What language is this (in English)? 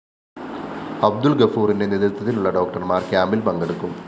Malayalam